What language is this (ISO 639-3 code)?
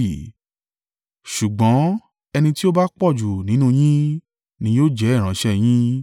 yor